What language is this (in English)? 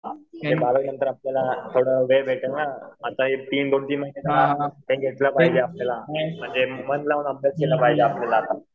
Marathi